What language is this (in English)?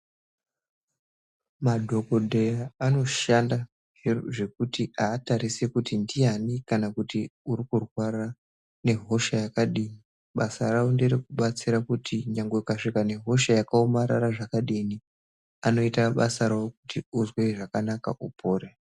Ndau